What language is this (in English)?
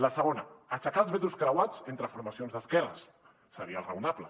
Catalan